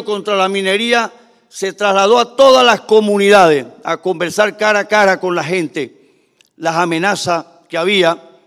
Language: Spanish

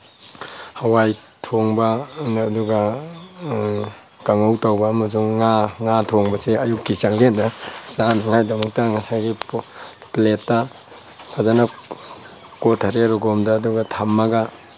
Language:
Manipuri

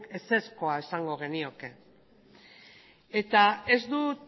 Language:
Basque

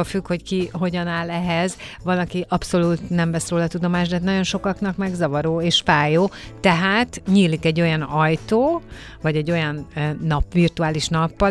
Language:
Hungarian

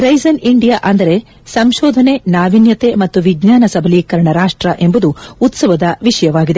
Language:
Kannada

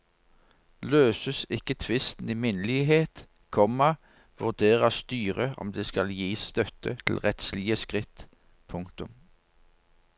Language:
Norwegian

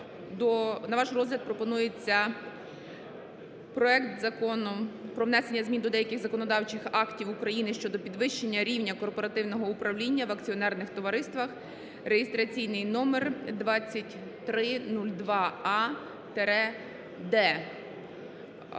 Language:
Ukrainian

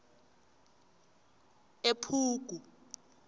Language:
South Ndebele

